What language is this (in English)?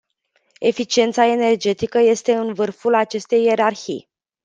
Romanian